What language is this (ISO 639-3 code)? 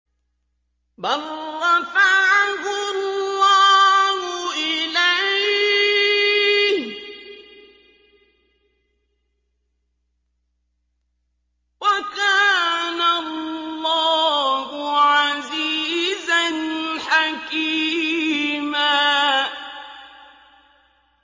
ara